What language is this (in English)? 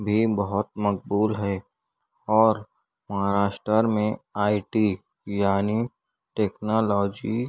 Urdu